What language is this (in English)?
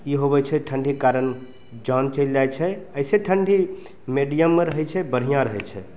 Maithili